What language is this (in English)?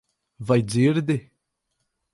Latvian